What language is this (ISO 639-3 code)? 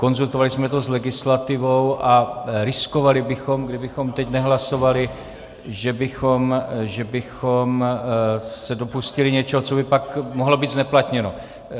ces